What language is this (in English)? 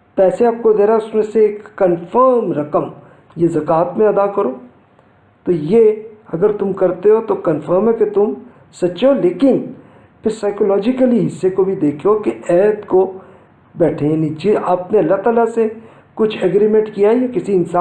Urdu